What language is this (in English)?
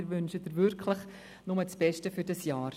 Swiss German